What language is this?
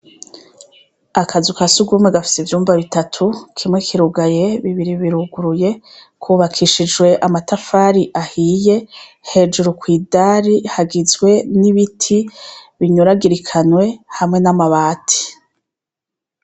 Rundi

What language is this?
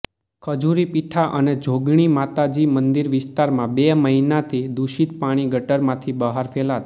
Gujarati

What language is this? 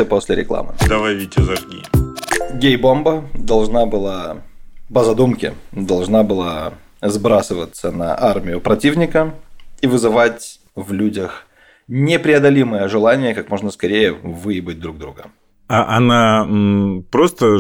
Russian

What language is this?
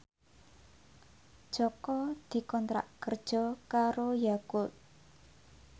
Javanese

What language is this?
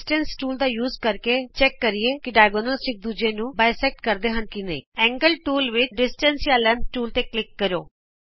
Punjabi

